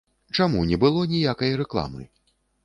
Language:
Belarusian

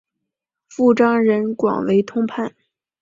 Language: Chinese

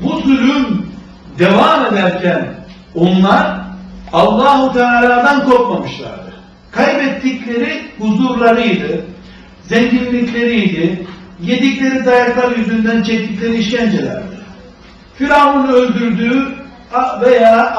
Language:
Turkish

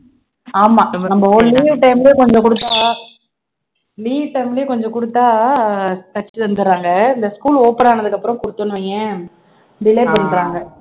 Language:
Tamil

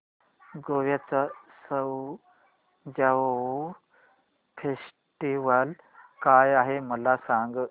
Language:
Marathi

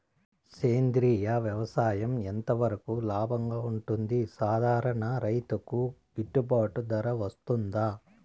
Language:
Telugu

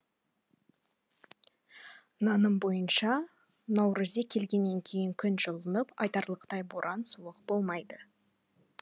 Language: Kazakh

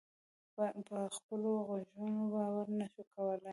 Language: Pashto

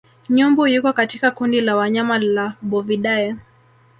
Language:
Swahili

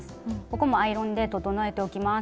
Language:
Japanese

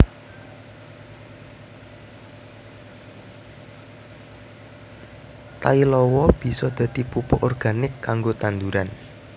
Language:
Javanese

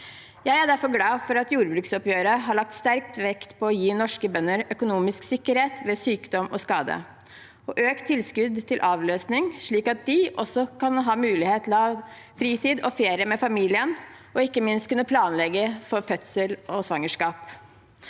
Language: Norwegian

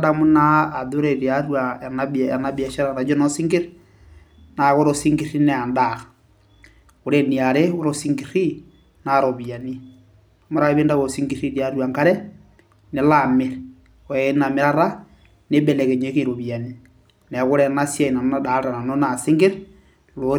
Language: Masai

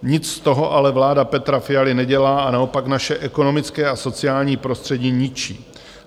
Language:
Czech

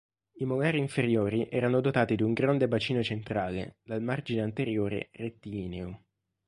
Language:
Italian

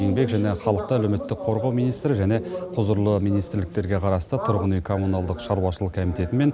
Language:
Kazakh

